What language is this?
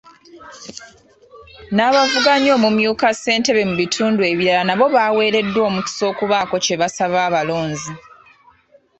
Ganda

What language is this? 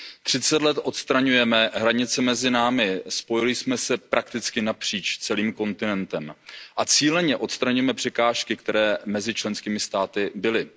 Czech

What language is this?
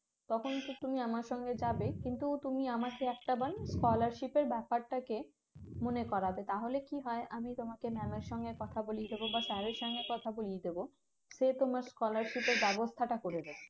Bangla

